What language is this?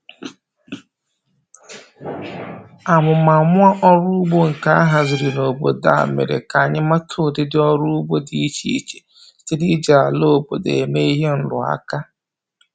Igbo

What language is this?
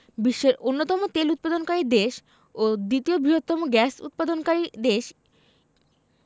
Bangla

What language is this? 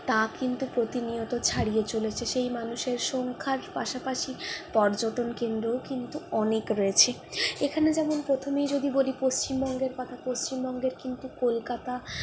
Bangla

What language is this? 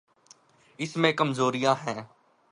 Urdu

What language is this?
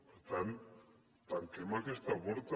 Catalan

